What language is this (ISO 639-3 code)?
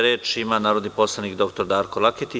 srp